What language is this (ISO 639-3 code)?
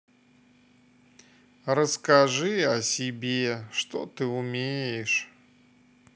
rus